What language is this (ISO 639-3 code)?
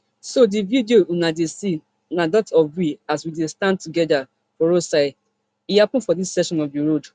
pcm